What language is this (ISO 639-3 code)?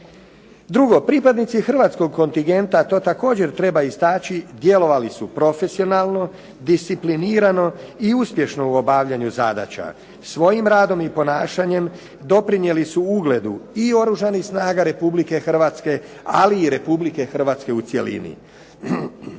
hrv